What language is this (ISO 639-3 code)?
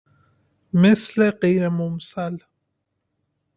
fas